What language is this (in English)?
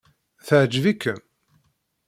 Kabyle